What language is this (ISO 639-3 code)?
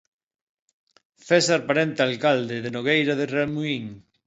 glg